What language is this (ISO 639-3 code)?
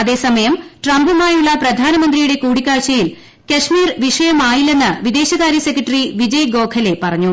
mal